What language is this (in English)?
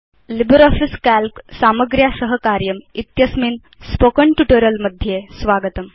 Sanskrit